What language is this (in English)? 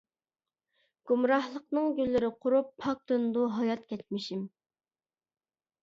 Uyghur